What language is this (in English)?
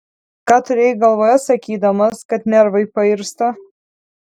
Lithuanian